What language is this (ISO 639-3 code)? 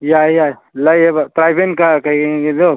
mni